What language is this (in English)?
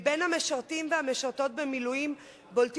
Hebrew